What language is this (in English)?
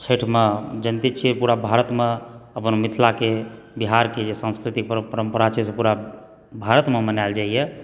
Maithili